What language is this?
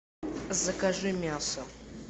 Russian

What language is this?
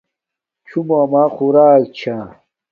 Domaaki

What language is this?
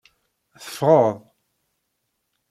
Kabyle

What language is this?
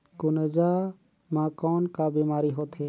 Chhattisgarhi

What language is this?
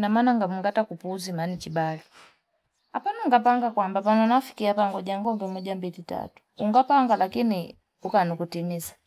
Fipa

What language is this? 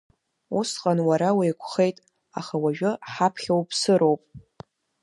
Abkhazian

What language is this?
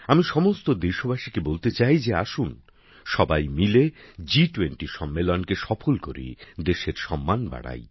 Bangla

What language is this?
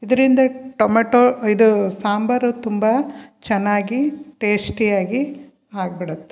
Kannada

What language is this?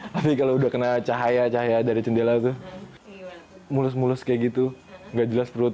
Indonesian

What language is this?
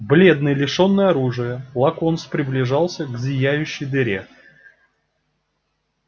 Russian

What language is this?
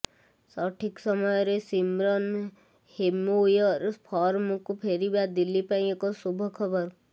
Odia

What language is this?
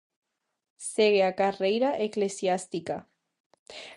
Galician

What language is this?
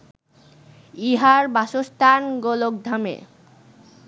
Bangla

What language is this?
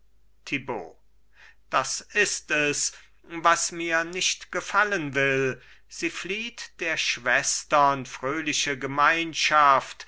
German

